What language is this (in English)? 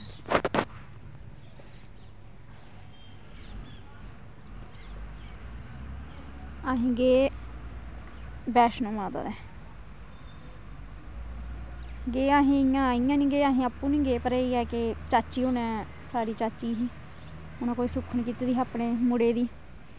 Dogri